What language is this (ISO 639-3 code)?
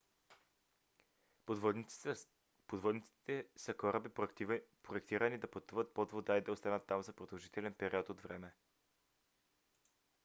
bul